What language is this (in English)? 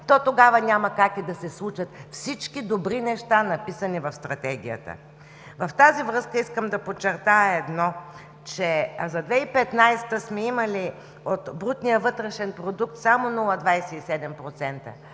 Bulgarian